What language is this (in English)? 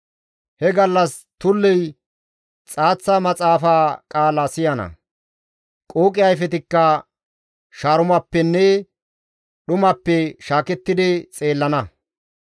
Gamo